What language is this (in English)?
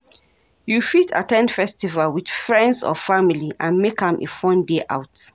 Nigerian Pidgin